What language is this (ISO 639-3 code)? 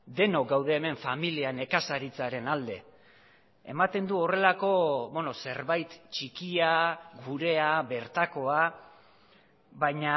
eus